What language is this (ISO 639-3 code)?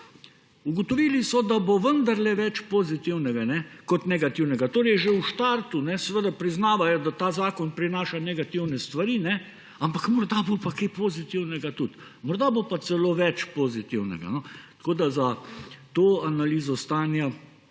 slv